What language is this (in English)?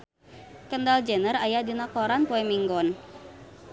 Sundanese